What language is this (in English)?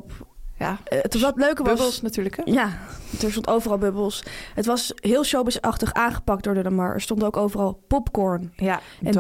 Dutch